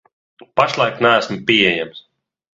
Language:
Latvian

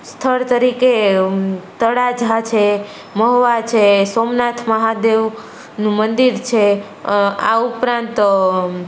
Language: Gujarati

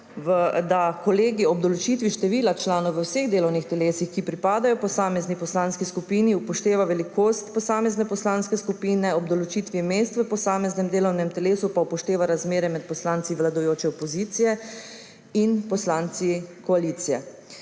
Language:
Slovenian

